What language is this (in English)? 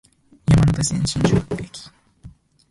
Japanese